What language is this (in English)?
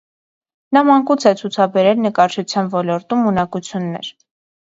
Armenian